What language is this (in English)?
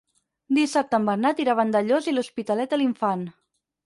Catalan